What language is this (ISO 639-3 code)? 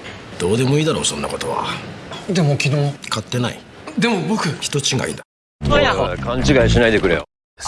jpn